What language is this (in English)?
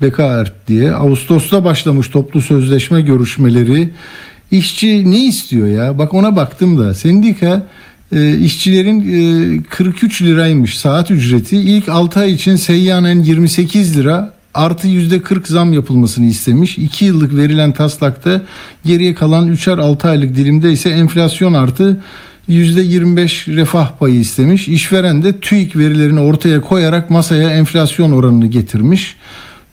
Turkish